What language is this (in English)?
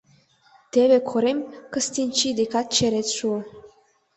Mari